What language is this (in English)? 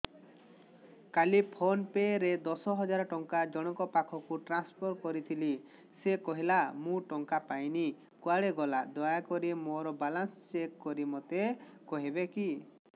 Odia